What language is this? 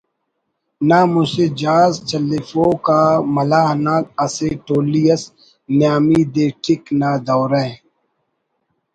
Brahui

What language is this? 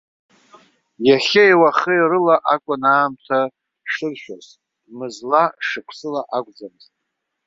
Abkhazian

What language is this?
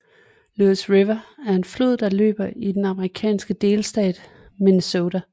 Danish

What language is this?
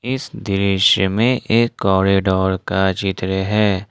Hindi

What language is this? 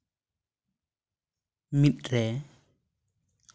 Santali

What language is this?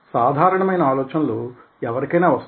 Telugu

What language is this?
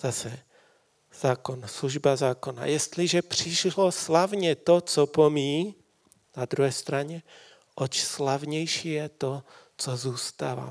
Czech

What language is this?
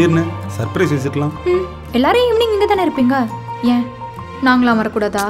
Korean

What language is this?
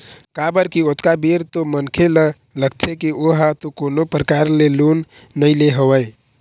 Chhattisgarhi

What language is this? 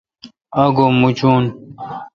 Kalkoti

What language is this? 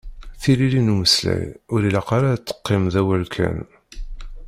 Kabyle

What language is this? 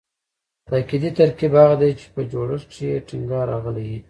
Pashto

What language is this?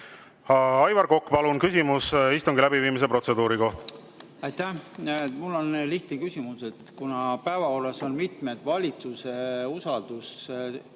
Estonian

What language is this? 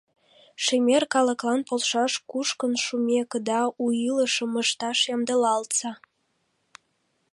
Mari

